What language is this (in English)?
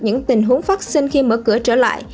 Vietnamese